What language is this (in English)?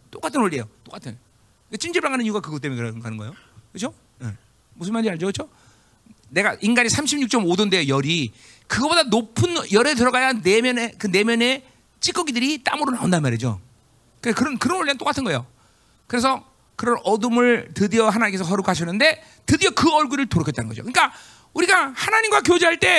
Korean